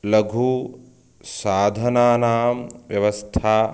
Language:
Sanskrit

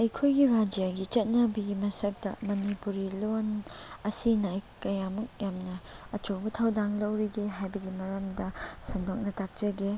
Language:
Manipuri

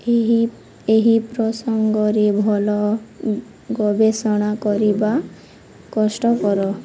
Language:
Odia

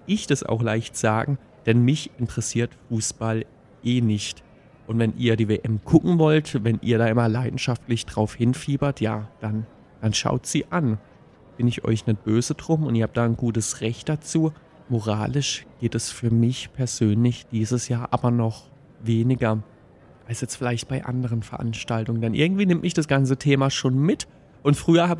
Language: German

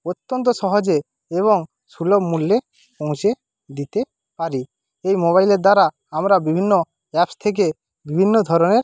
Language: Bangla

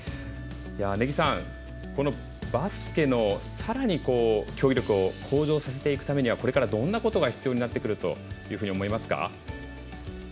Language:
Japanese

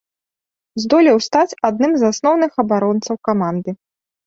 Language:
Belarusian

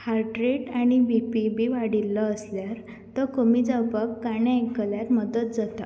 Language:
Konkani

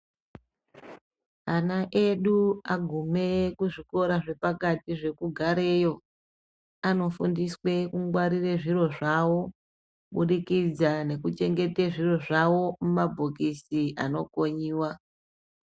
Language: Ndau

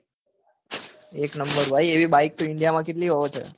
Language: Gujarati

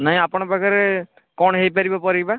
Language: Odia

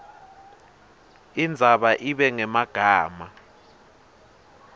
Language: Swati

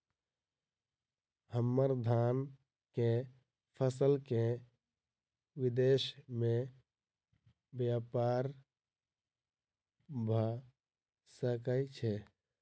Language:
Maithili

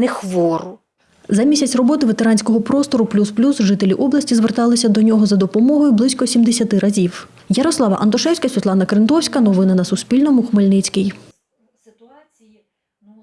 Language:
Ukrainian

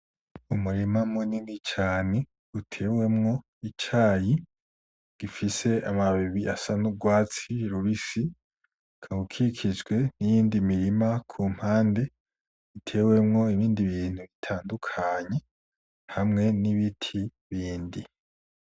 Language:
Rundi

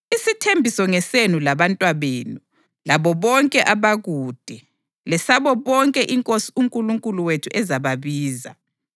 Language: North Ndebele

